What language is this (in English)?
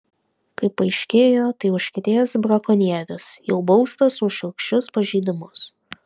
Lithuanian